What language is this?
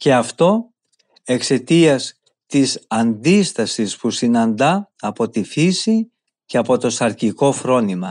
Greek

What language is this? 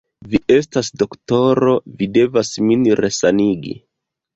Esperanto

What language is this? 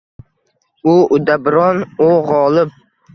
Uzbek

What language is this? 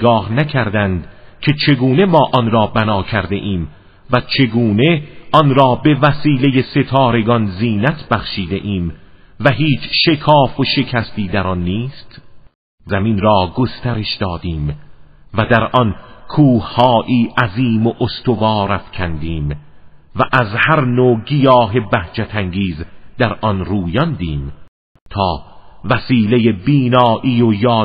Persian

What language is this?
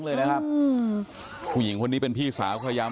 Thai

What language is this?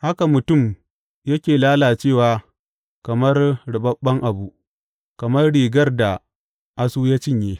Hausa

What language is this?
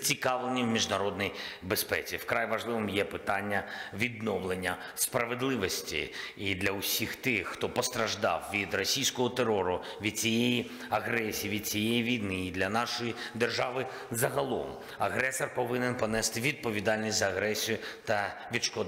Ukrainian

